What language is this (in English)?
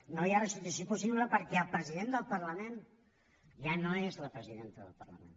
Catalan